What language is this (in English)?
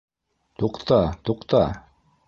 Bashkir